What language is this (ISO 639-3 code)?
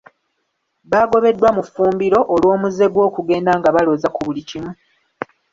lug